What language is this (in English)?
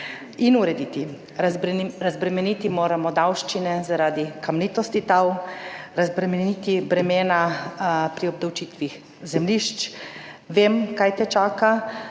Slovenian